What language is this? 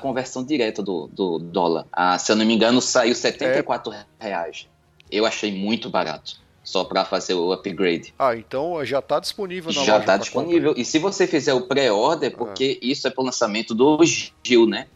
Portuguese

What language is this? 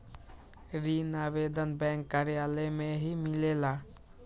Magahi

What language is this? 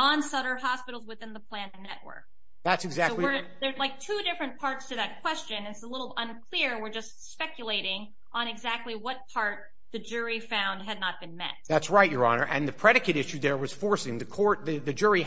English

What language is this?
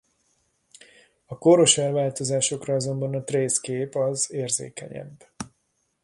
Hungarian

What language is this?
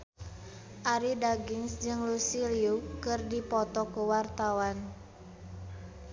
Sundanese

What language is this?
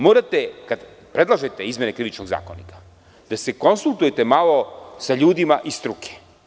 Serbian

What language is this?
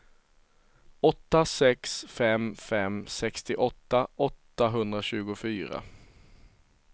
Swedish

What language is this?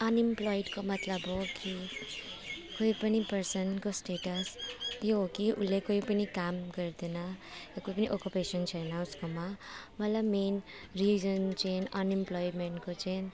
Nepali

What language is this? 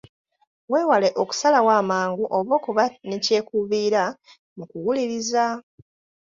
Ganda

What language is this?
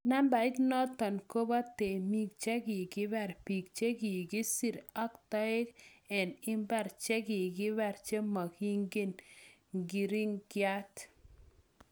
Kalenjin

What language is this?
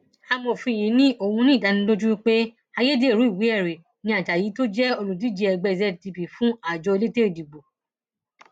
Yoruba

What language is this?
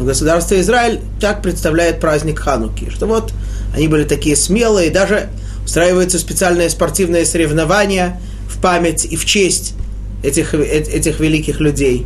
Russian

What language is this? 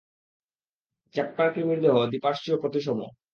Bangla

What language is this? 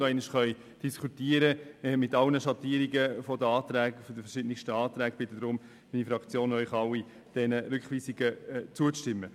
Swiss German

